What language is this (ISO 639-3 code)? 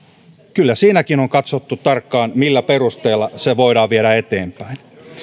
fin